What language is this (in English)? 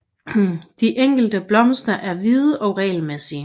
Danish